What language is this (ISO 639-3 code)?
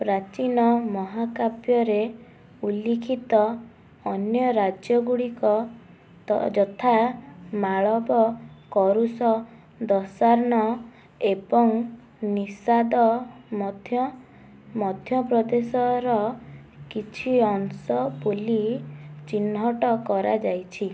ori